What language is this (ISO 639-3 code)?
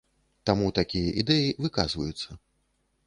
bel